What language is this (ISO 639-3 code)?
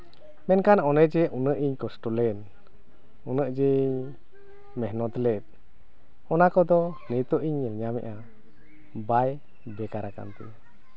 sat